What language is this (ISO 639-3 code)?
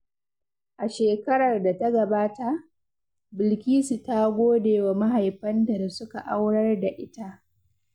hau